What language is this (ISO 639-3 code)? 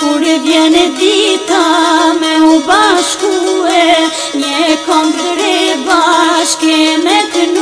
ron